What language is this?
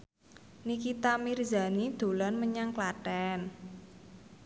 Javanese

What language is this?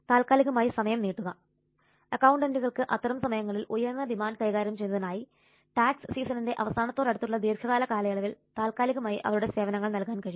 Malayalam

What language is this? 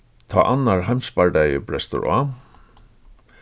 Faroese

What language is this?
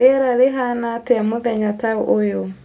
Kikuyu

